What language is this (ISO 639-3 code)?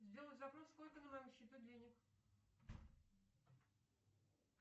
rus